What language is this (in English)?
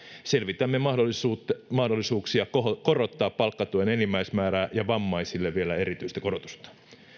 Finnish